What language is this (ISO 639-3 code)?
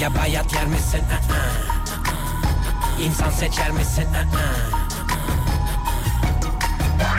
tur